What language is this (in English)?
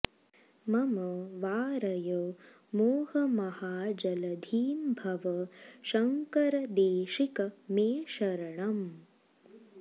Sanskrit